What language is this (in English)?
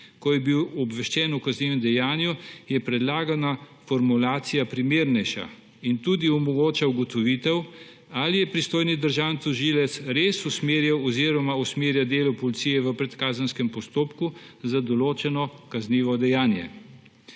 Slovenian